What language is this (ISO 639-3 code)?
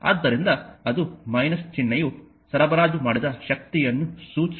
kan